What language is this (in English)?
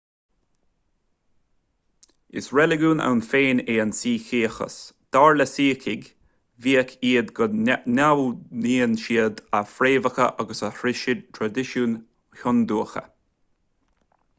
Irish